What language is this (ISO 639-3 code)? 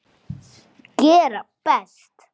isl